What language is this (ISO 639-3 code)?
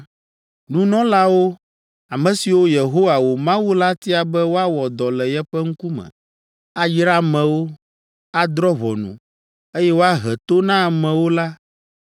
ewe